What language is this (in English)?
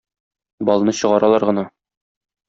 Tatar